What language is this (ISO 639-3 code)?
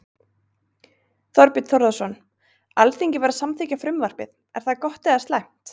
isl